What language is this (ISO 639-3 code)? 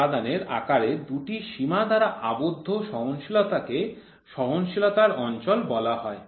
ben